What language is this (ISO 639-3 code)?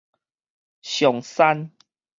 nan